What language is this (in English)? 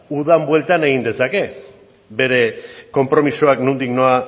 Basque